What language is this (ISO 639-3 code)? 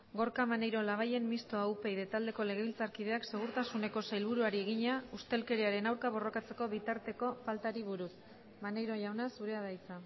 eus